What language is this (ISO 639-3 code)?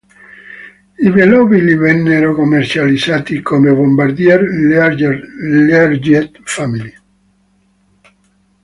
ita